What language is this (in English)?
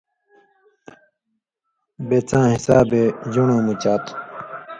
Indus Kohistani